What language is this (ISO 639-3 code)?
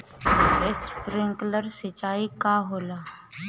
bho